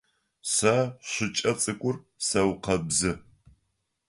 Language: Adyghe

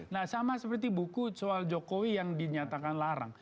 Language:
Indonesian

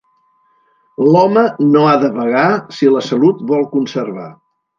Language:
Catalan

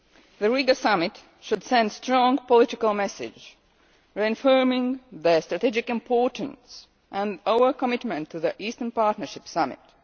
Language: English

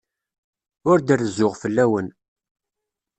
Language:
Kabyle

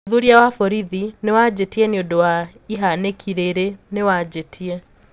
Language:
Kikuyu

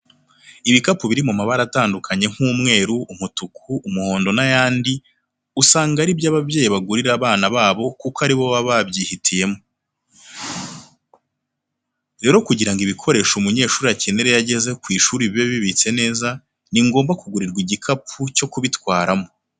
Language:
Kinyarwanda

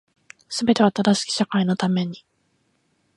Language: Japanese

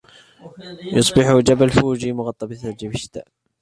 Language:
Arabic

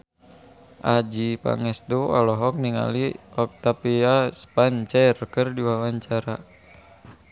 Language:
Sundanese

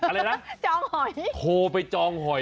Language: Thai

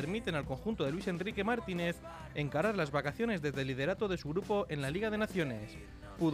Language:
Spanish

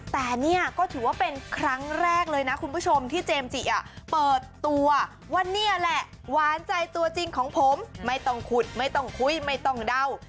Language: Thai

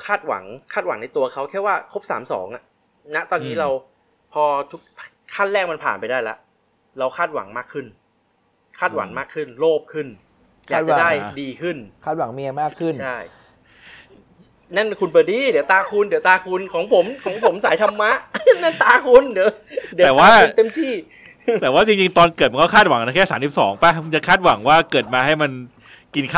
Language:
Thai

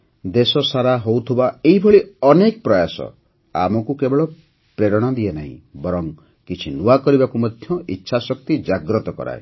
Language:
Odia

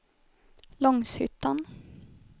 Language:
Swedish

